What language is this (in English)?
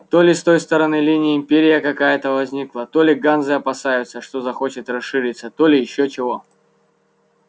Russian